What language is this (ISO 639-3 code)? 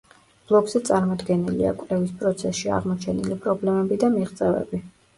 kat